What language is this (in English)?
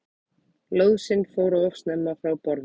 Icelandic